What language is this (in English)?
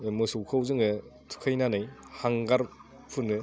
Bodo